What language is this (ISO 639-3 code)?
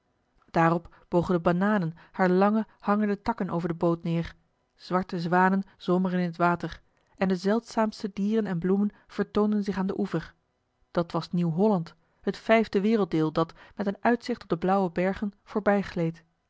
nld